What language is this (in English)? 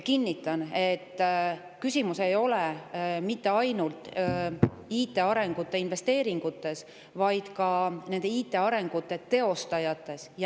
Estonian